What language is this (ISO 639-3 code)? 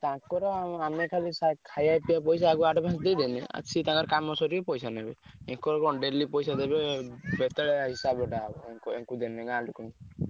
ori